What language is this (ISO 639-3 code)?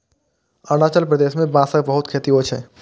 mai